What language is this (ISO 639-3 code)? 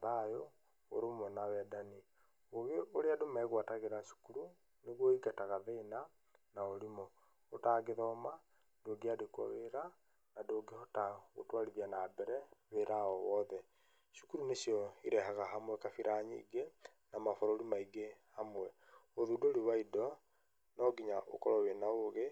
kik